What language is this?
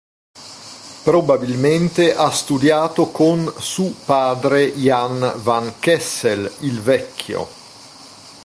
Italian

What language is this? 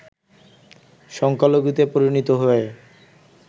Bangla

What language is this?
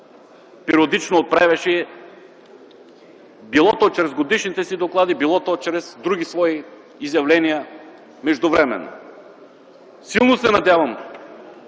Bulgarian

